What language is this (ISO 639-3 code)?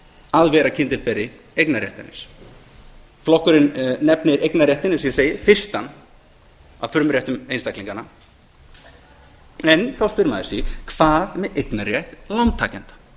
isl